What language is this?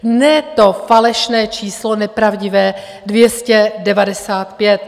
Czech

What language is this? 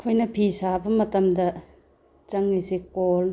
Manipuri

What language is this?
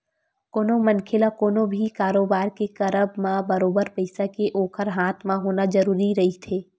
Chhattisgarhi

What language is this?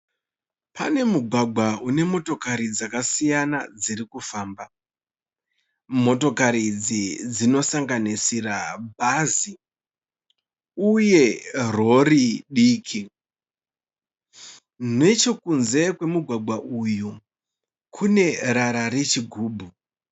Shona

